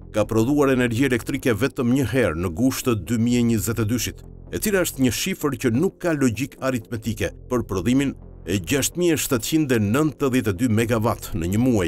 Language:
Romanian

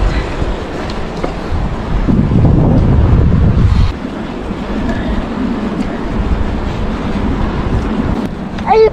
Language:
Arabic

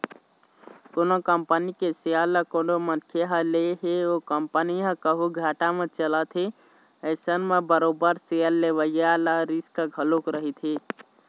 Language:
Chhattisgarhi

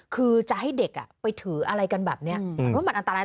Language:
Thai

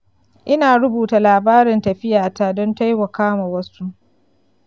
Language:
Hausa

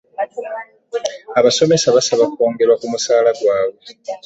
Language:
Ganda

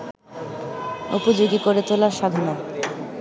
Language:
Bangla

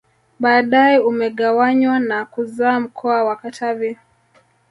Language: Swahili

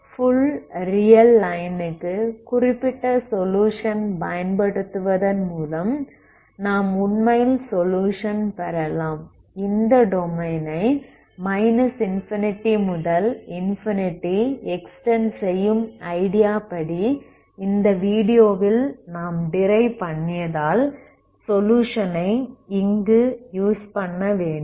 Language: Tamil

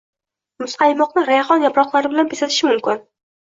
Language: Uzbek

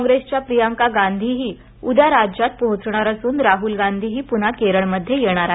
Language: Marathi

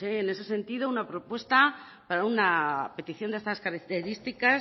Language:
Spanish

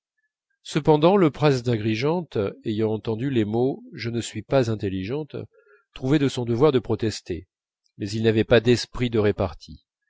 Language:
French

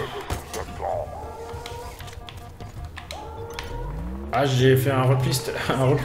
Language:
French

